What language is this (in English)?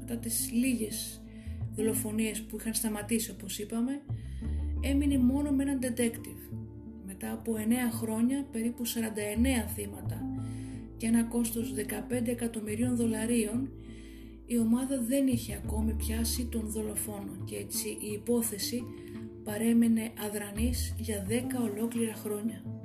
Greek